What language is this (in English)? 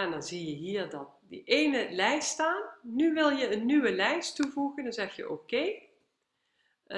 Dutch